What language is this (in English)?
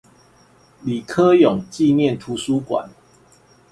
Chinese